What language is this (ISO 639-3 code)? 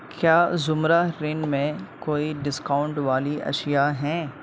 urd